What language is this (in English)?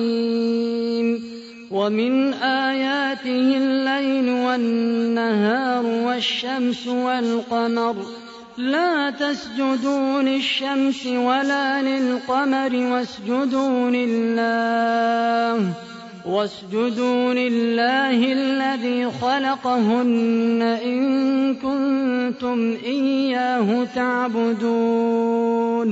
Arabic